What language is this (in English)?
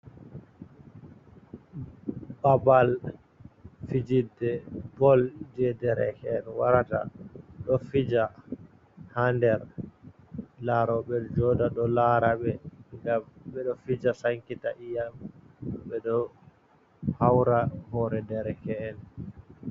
Fula